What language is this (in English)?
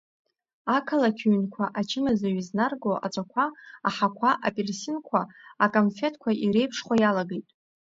Abkhazian